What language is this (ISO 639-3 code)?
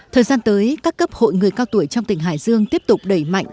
vie